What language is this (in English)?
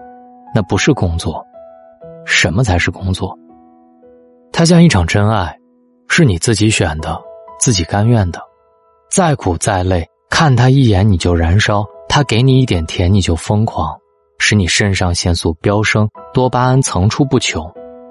Chinese